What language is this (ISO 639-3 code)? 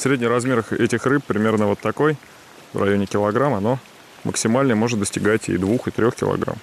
rus